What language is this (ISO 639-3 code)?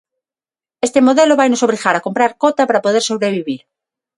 glg